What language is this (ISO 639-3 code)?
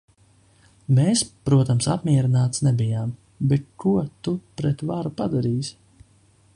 lav